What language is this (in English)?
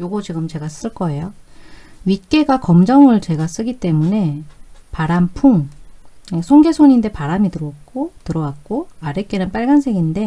Korean